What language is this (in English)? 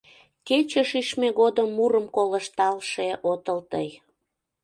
Mari